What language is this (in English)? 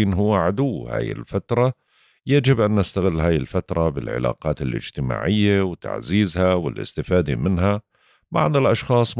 Arabic